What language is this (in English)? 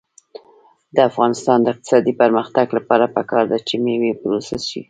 Pashto